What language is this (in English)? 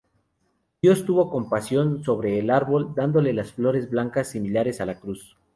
Spanish